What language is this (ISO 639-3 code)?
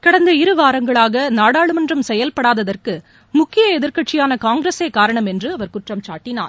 tam